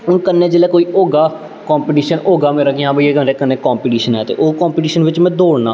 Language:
Dogri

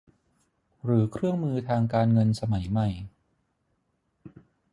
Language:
Thai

